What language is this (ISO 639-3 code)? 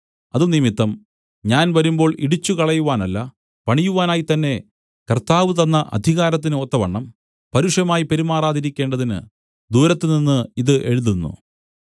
mal